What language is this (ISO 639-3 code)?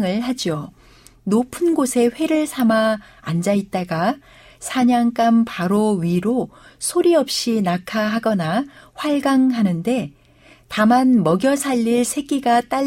kor